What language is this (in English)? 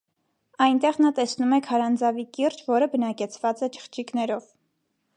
Armenian